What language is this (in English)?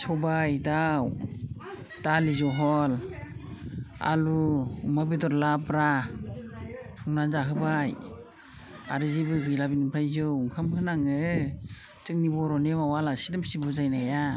Bodo